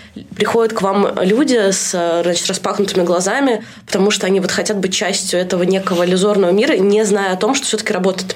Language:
Russian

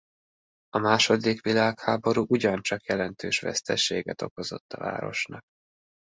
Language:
Hungarian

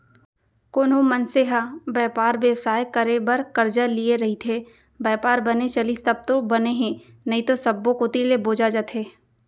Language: Chhattisgarhi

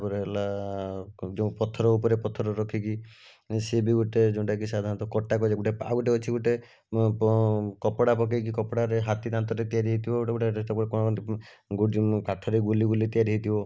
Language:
Odia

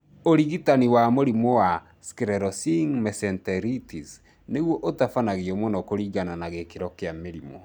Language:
Kikuyu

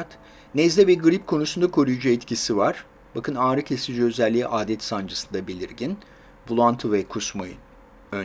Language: Turkish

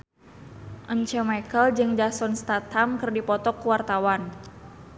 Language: Sundanese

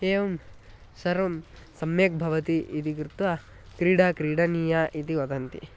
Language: Sanskrit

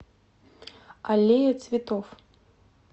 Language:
Russian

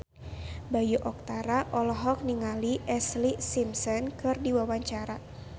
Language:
Sundanese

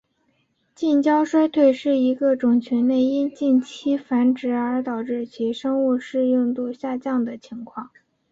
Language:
Chinese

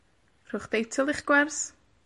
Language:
Welsh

